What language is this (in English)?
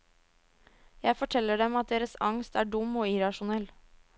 Norwegian